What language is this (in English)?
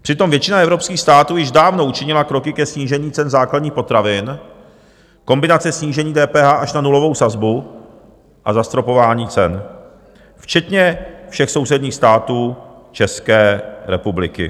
Czech